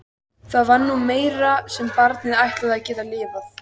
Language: Icelandic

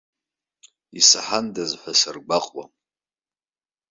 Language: Abkhazian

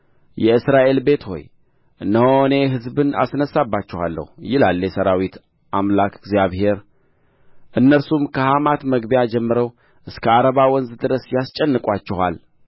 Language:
Amharic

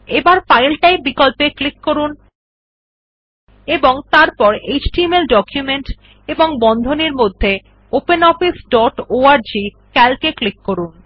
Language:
Bangla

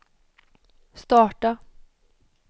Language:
Swedish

